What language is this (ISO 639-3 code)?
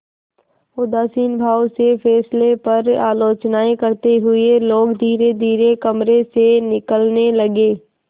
hin